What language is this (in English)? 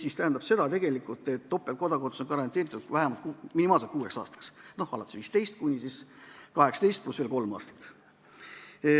Estonian